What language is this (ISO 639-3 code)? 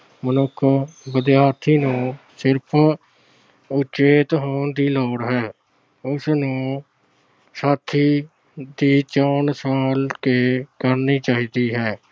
pan